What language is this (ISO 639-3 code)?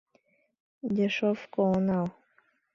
chm